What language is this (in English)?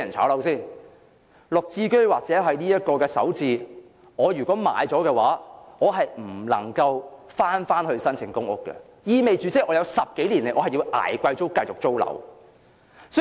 Cantonese